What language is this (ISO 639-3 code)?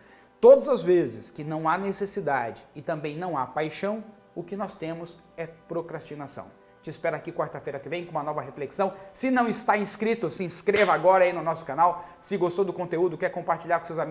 por